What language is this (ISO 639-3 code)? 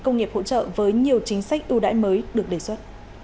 vie